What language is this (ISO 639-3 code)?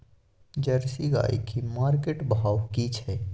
mai